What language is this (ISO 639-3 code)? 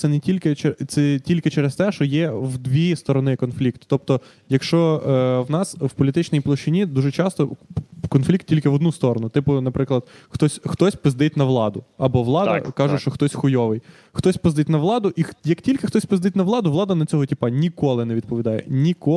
ukr